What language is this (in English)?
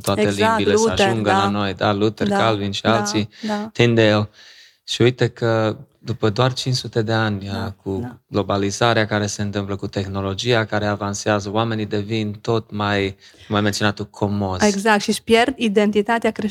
Romanian